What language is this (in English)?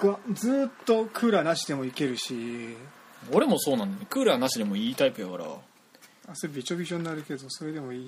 Japanese